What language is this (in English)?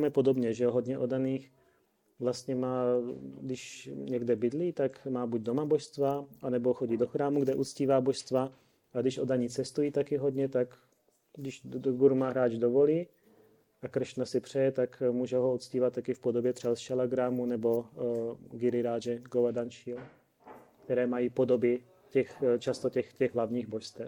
Czech